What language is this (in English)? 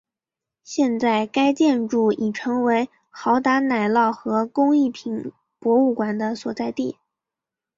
Chinese